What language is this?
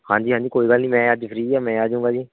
Punjabi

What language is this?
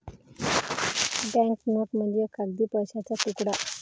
Marathi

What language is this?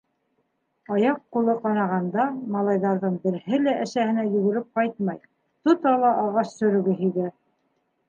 Bashkir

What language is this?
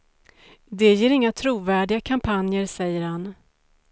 Swedish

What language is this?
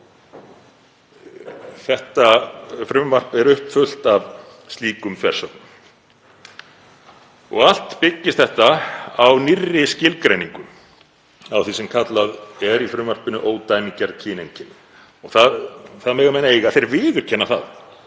Icelandic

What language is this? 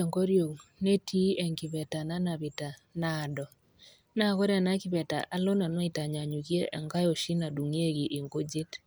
Masai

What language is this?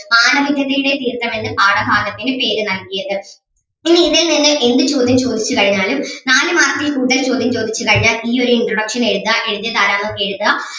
Malayalam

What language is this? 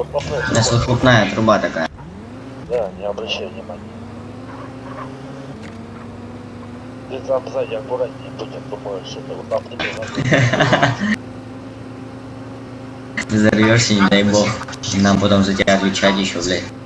Russian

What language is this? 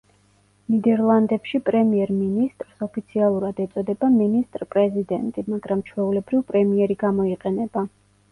Georgian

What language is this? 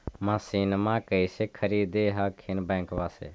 Magahi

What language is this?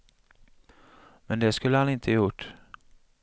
Swedish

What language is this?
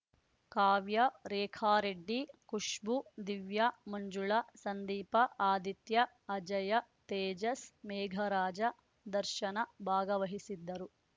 Kannada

